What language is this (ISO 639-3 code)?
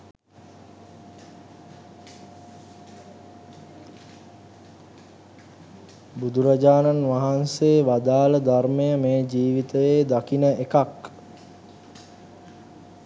sin